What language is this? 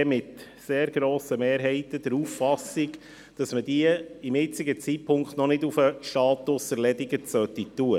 Swiss German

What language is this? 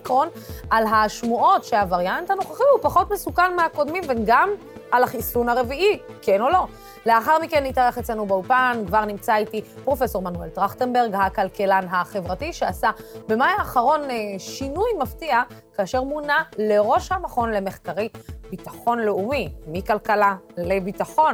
Hebrew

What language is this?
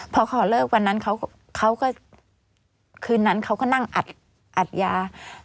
Thai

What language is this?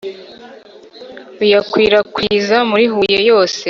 Kinyarwanda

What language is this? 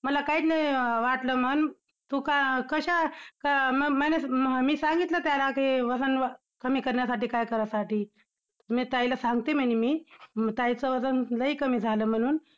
Marathi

